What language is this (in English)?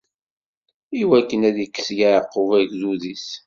Kabyle